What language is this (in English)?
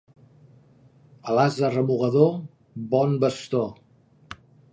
Catalan